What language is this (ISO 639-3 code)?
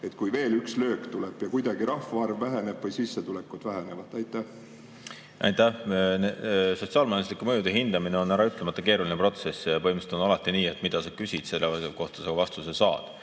est